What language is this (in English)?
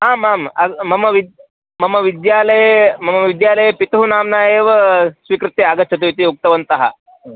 Sanskrit